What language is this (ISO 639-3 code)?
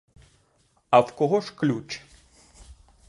ukr